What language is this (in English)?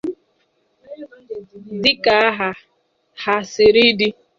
Igbo